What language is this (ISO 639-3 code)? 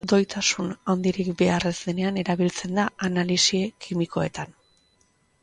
eus